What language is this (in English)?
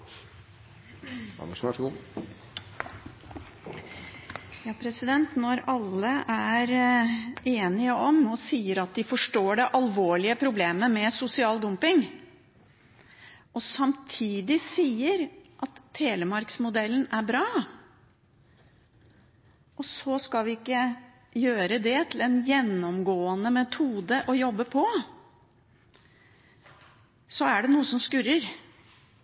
Norwegian Bokmål